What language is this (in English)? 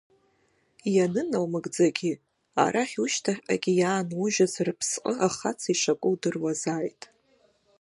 Abkhazian